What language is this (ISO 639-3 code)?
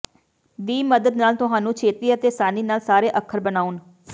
pan